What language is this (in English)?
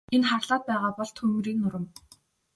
Mongolian